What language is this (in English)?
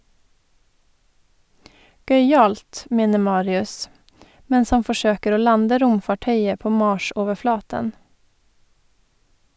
Norwegian